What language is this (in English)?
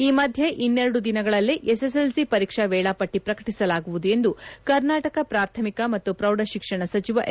Kannada